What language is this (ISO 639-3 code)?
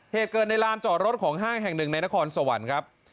tha